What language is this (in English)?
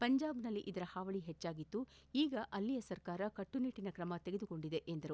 Kannada